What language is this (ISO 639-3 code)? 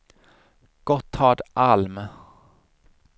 swe